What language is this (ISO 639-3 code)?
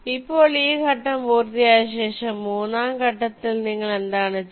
mal